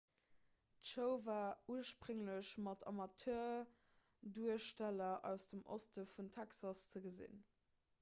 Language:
Luxembourgish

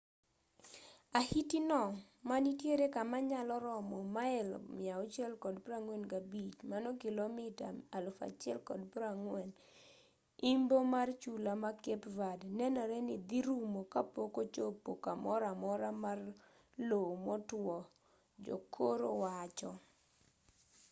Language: Luo (Kenya and Tanzania)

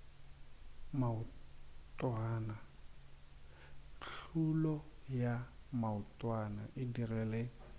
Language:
Northern Sotho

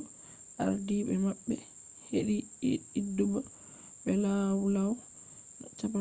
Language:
Fula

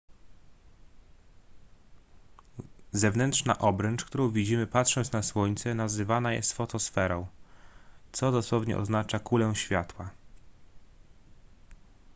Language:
Polish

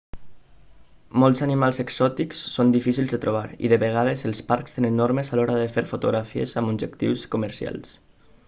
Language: Catalan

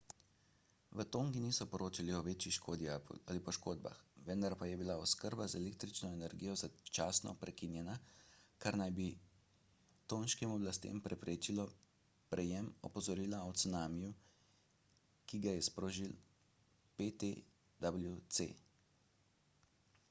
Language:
Slovenian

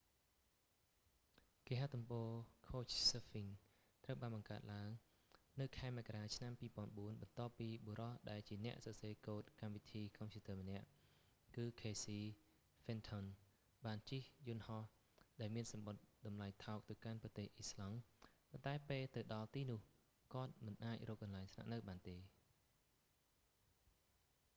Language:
Khmer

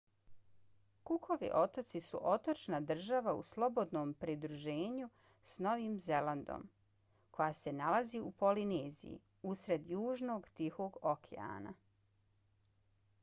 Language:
Bosnian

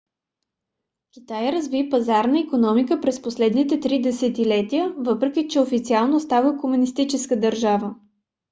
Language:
Bulgarian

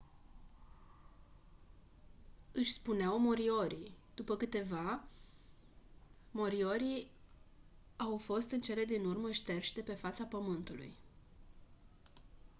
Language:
Romanian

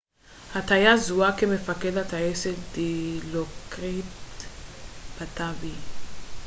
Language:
Hebrew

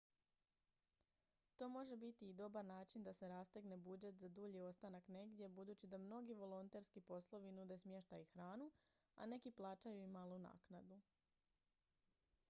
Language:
Croatian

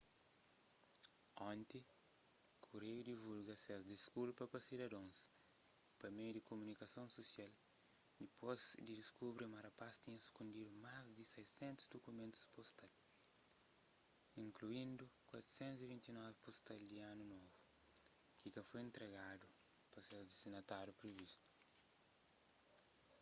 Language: Kabuverdianu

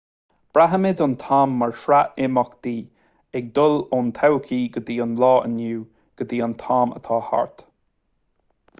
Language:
Irish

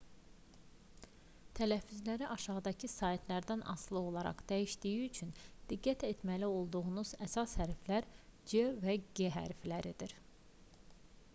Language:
Azerbaijani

